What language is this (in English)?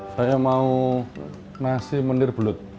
Indonesian